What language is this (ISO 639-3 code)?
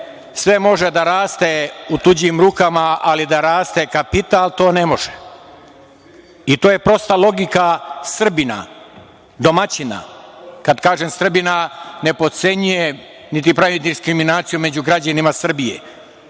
srp